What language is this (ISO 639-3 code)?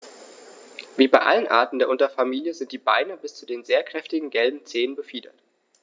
deu